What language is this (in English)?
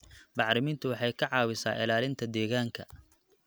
Somali